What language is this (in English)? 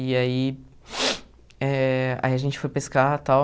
Portuguese